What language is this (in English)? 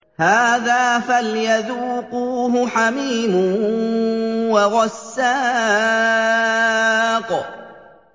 Arabic